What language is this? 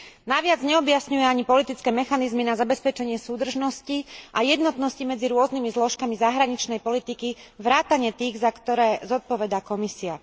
Slovak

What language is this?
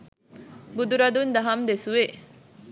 Sinhala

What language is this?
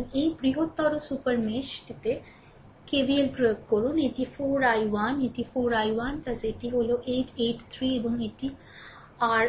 Bangla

